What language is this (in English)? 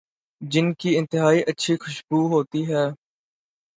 Urdu